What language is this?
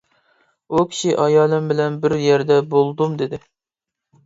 Uyghur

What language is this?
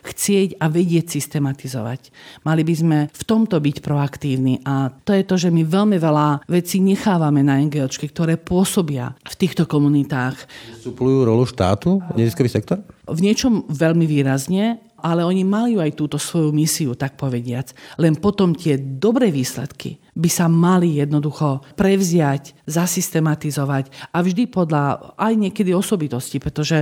Slovak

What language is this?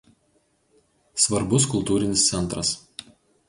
Lithuanian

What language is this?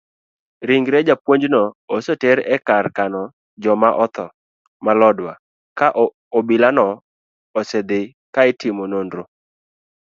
Luo (Kenya and Tanzania)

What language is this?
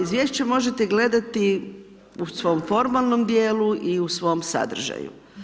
Croatian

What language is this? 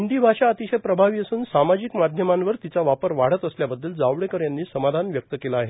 Marathi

